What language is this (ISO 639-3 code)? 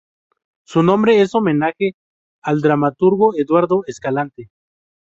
spa